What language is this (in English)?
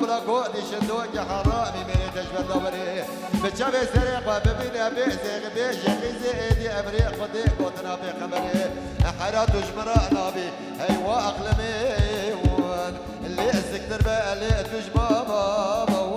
Arabic